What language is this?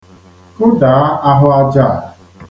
Igbo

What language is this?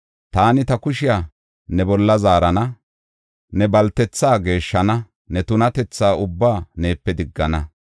Gofa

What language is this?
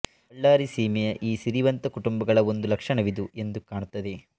Kannada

